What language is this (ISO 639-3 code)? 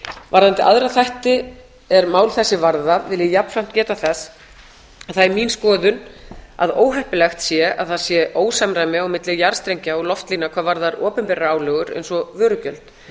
isl